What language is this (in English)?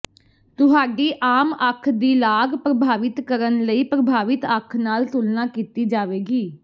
Punjabi